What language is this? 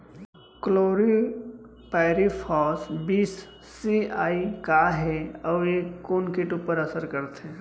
Chhattisgarhi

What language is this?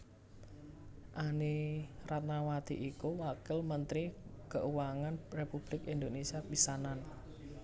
Javanese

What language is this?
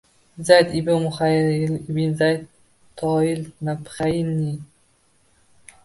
Uzbek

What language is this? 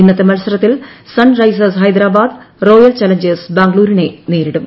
Malayalam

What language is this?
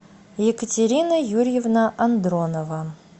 Russian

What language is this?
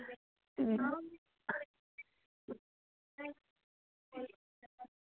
Dogri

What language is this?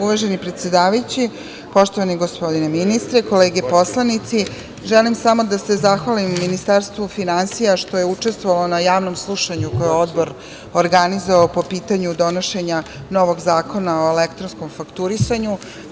Serbian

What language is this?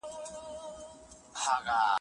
Pashto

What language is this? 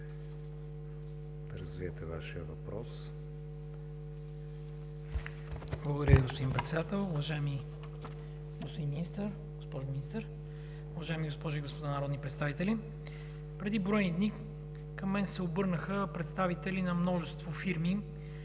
Bulgarian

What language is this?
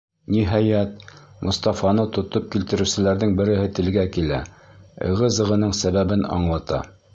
Bashkir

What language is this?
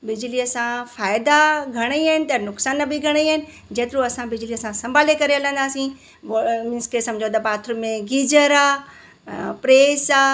Sindhi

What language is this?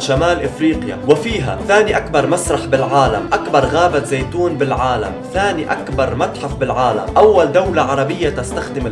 Arabic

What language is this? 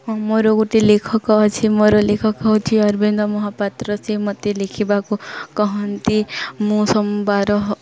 Odia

